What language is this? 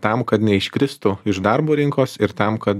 Lithuanian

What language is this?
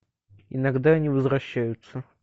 Russian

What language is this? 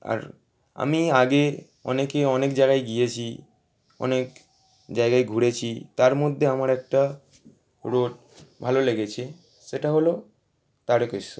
Bangla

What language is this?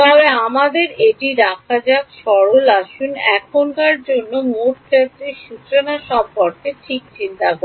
Bangla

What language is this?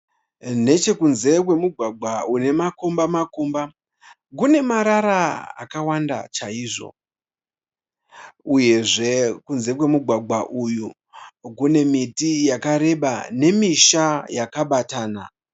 Shona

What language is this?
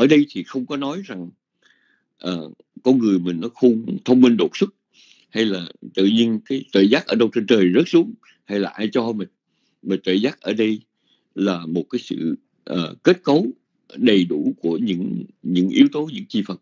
Vietnamese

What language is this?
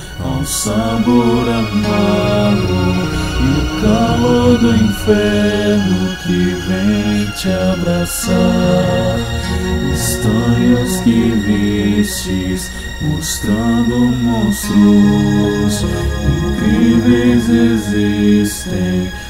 Portuguese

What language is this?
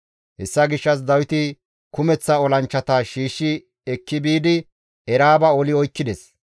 Gamo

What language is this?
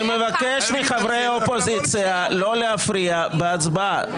Hebrew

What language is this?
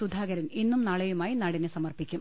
Malayalam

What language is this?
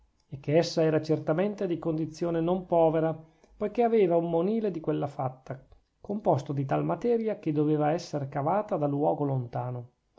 Italian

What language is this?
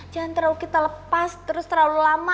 Indonesian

